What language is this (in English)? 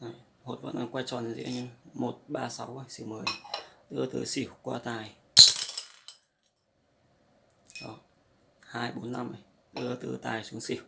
Vietnamese